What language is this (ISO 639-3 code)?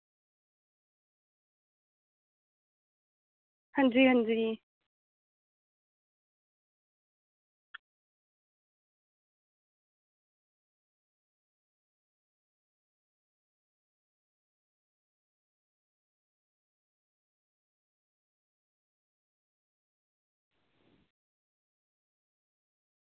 doi